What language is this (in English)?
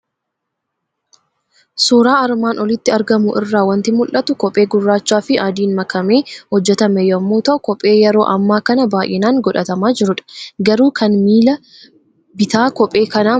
Oromo